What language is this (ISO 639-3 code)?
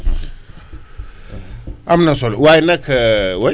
wol